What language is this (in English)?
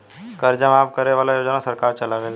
Bhojpuri